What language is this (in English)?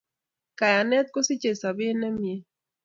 Kalenjin